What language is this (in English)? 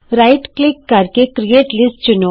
Punjabi